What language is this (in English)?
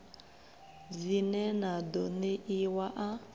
Venda